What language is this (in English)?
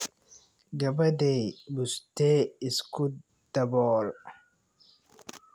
Somali